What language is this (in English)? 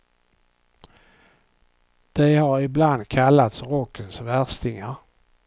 Swedish